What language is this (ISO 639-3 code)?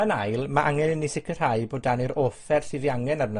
cym